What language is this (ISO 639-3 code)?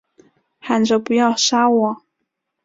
zho